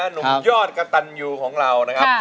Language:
Thai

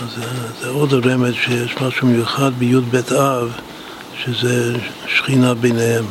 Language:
Hebrew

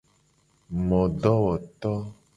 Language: Gen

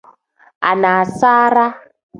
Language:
Tem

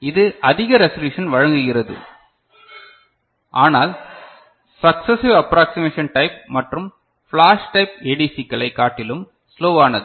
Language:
Tamil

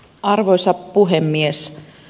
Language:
Finnish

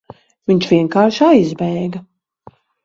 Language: Latvian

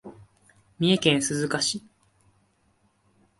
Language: Japanese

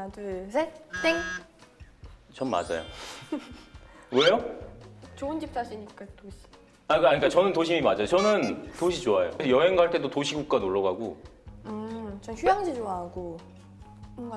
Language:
Korean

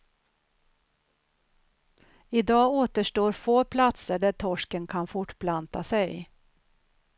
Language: Swedish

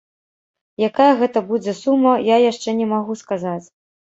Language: Belarusian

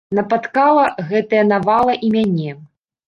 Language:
Belarusian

